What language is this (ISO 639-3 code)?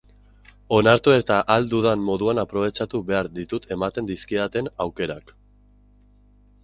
eus